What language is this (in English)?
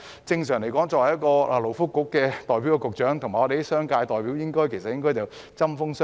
Cantonese